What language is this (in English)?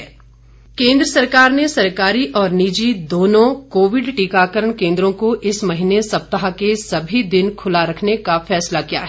Hindi